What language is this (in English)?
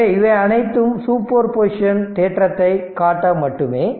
Tamil